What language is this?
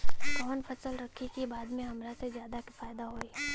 Bhojpuri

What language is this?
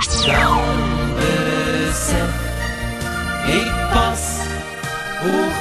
Dutch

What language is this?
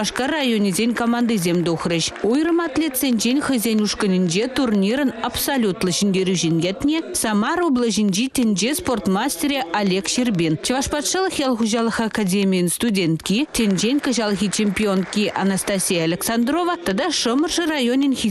Russian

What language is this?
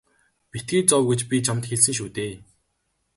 Mongolian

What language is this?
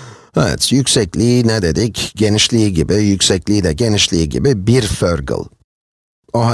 Turkish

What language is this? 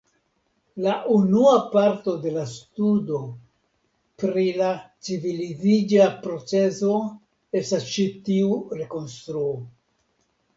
Esperanto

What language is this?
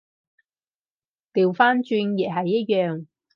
Cantonese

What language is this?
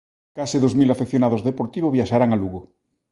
Galician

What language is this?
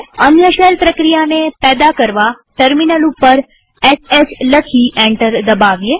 Gujarati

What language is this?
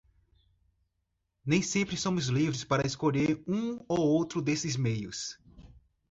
Portuguese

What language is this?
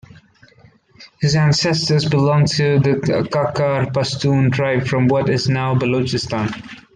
English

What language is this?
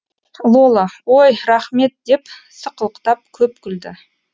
Kazakh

